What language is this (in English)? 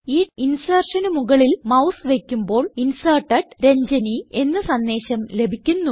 Malayalam